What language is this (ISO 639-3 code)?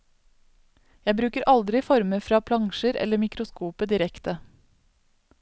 nor